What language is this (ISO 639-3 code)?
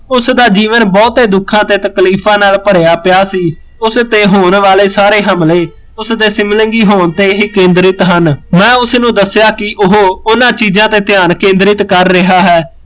pan